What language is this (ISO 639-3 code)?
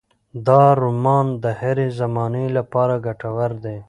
pus